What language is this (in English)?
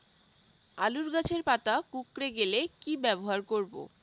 Bangla